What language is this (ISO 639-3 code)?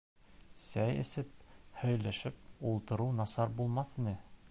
bak